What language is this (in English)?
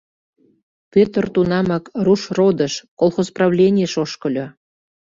Mari